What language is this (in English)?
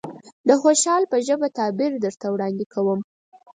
Pashto